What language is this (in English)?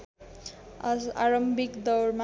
Nepali